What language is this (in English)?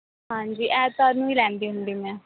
Punjabi